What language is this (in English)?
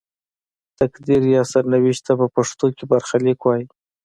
Pashto